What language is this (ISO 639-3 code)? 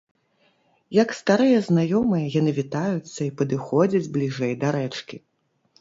bel